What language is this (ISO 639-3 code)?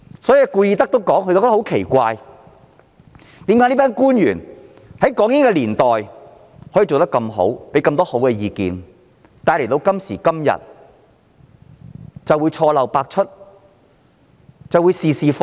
yue